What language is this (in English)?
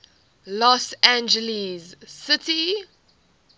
English